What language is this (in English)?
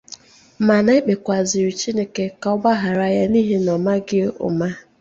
Igbo